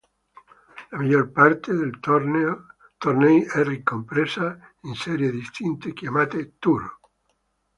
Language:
Italian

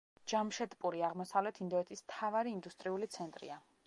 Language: Georgian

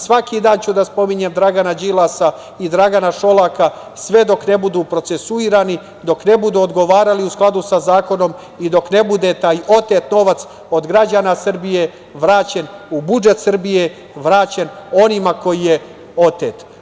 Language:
Serbian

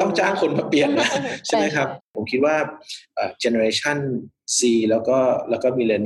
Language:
Thai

